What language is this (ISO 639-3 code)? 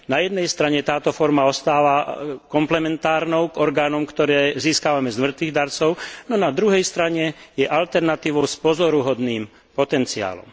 slk